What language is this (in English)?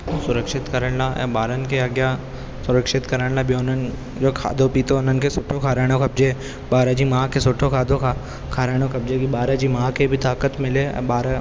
Sindhi